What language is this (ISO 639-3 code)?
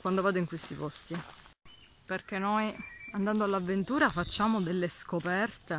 ita